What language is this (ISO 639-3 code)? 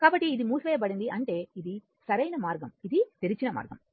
tel